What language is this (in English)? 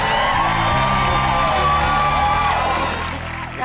Thai